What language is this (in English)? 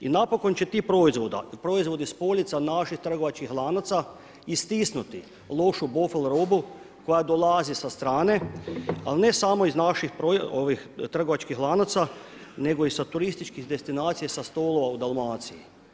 Croatian